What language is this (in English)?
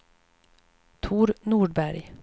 Swedish